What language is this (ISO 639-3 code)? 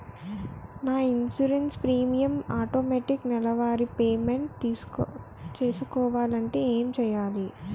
tel